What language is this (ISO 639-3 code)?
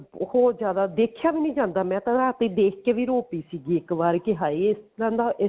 pan